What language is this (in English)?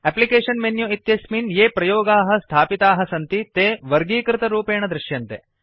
Sanskrit